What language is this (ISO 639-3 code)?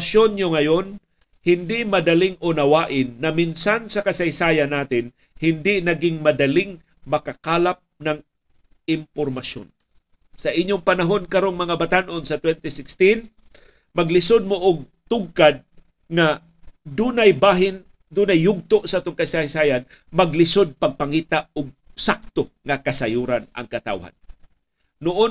fil